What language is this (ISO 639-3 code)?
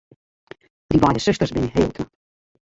fry